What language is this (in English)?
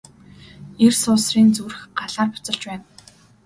Mongolian